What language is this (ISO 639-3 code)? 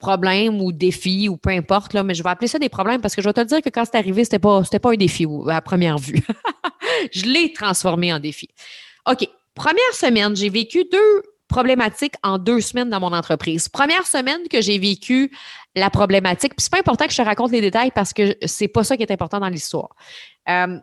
fra